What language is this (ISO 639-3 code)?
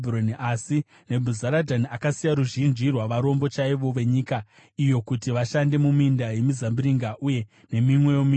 sna